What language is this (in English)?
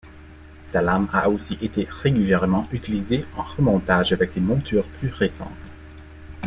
French